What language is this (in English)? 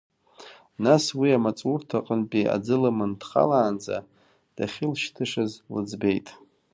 Abkhazian